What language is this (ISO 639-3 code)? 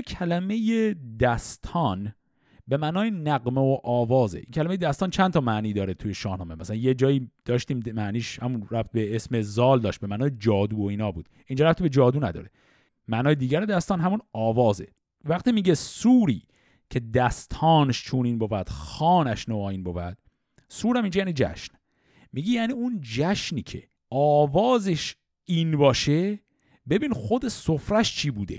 fas